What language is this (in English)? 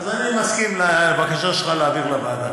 Hebrew